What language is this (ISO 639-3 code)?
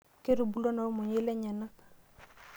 mas